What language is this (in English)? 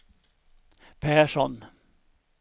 Swedish